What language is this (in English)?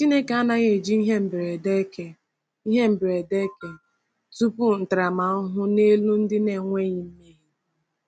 Igbo